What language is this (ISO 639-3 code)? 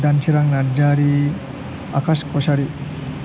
brx